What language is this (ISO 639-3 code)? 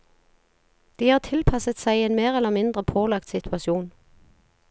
nor